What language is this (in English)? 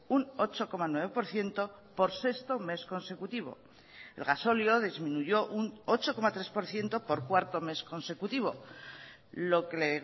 Spanish